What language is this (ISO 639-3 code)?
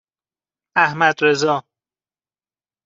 fas